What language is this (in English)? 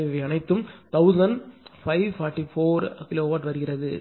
Tamil